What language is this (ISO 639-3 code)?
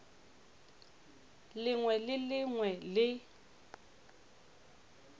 nso